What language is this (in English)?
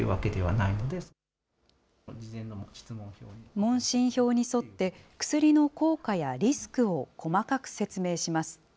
Japanese